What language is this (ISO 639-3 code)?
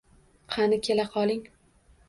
uzb